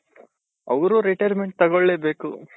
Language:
Kannada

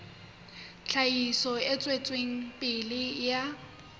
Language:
Southern Sotho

